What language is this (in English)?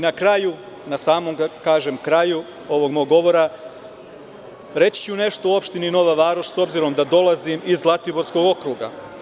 Serbian